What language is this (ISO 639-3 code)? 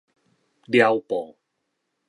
nan